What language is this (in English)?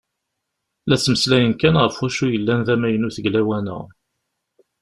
Kabyle